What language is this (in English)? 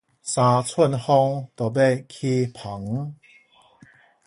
Min Nan Chinese